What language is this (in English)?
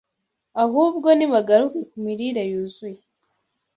Kinyarwanda